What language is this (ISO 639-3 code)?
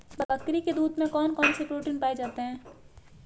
hin